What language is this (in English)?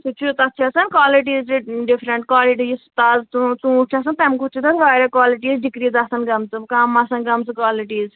Kashmiri